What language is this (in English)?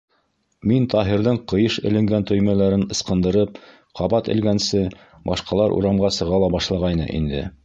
Bashkir